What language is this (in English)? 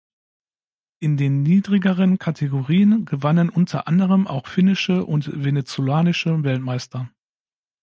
German